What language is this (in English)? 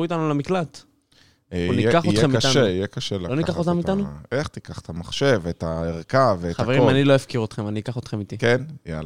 Hebrew